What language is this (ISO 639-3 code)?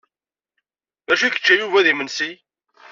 kab